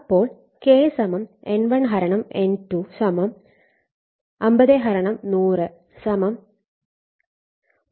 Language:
Malayalam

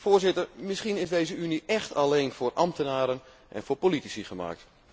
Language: Dutch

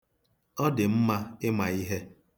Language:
Igbo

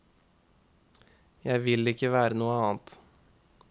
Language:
Norwegian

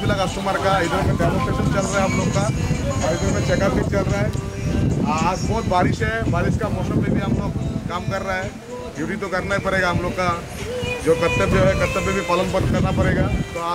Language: Arabic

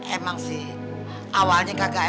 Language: Indonesian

